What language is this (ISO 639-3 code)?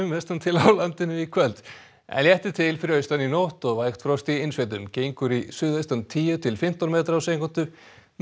isl